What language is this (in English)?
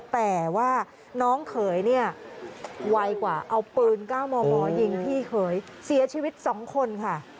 Thai